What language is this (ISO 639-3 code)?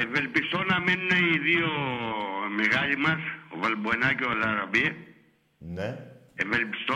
ell